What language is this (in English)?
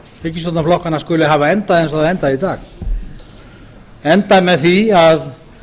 Icelandic